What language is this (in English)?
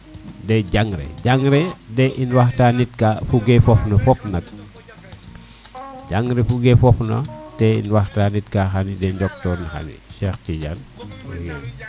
Serer